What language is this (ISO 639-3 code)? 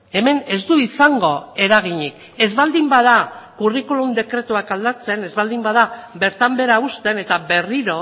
eus